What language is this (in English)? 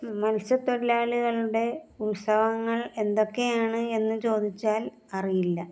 Malayalam